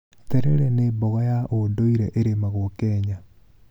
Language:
Kikuyu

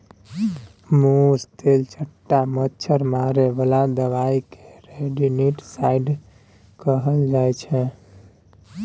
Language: Maithili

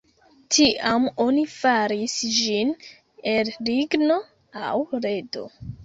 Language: Esperanto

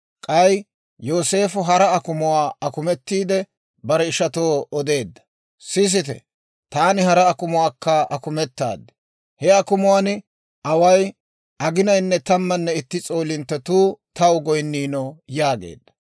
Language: Dawro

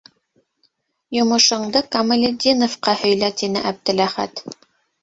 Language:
Bashkir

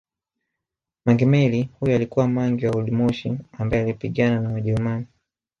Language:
Swahili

